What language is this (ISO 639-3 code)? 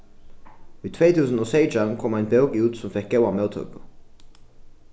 fao